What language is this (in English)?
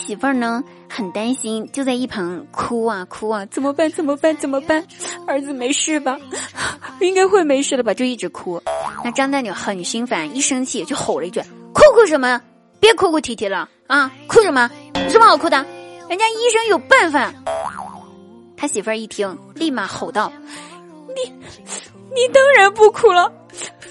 Chinese